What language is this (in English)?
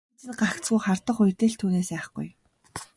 Mongolian